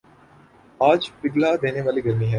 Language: Urdu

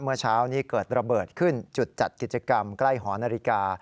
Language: Thai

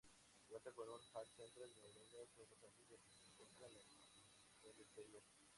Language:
Spanish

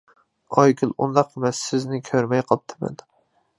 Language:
Uyghur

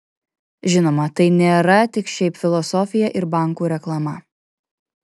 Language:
Lithuanian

